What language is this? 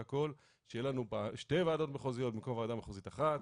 Hebrew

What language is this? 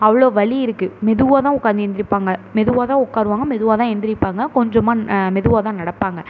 Tamil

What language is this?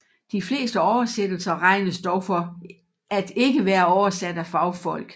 Danish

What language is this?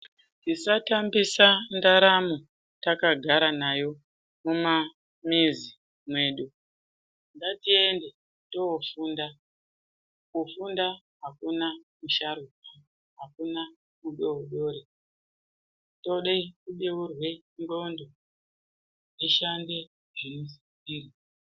Ndau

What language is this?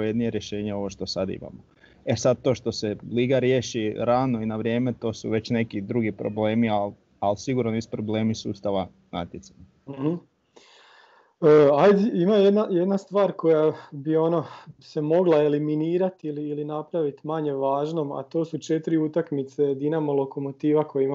Croatian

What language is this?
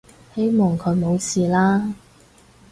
Cantonese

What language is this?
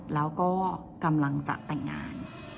Thai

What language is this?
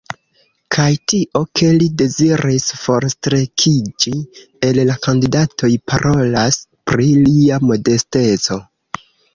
Esperanto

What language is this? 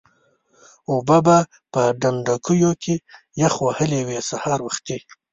Pashto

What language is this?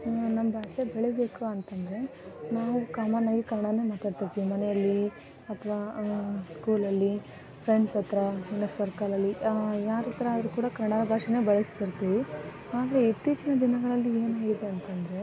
Kannada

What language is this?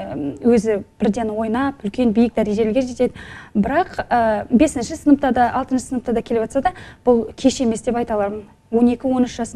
Russian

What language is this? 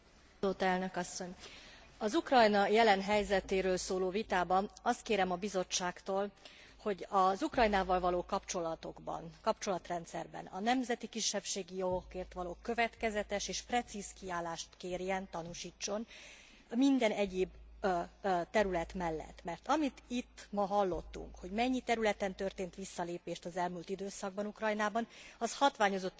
Hungarian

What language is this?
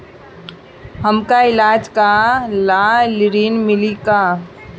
Bhojpuri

